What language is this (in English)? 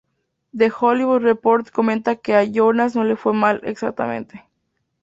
Spanish